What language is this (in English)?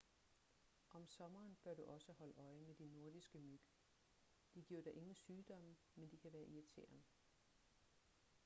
Danish